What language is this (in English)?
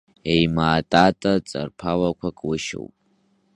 Abkhazian